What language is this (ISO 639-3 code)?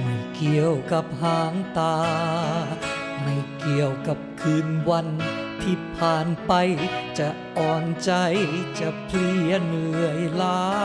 tha